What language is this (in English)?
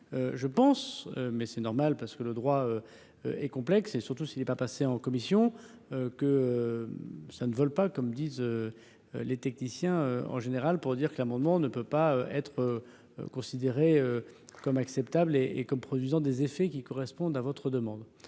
French